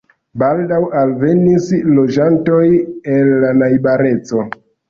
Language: Esperanto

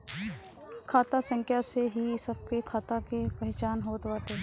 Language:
Bhojpuri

